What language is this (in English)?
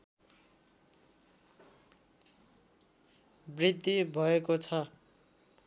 Nepali